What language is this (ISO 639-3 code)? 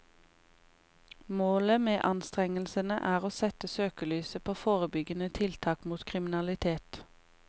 nor